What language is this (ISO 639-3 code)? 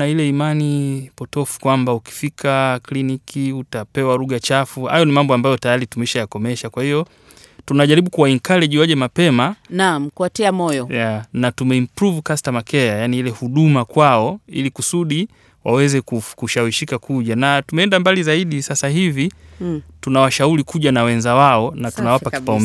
swa